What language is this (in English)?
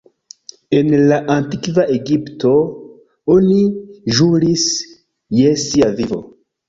Esperanto